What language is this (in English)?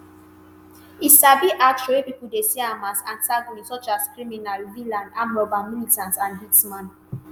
Nigerian Pidgin